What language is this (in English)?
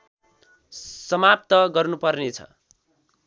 Nepali